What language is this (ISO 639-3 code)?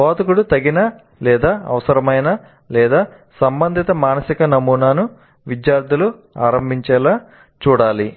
tel